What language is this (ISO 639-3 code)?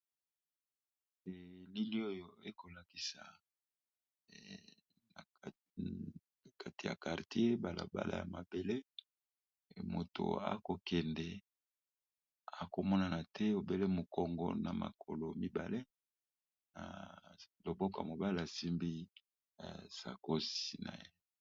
lin